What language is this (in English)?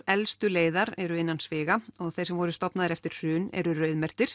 Icelandic